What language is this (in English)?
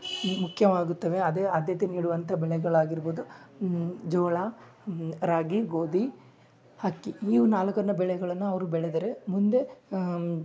Kannada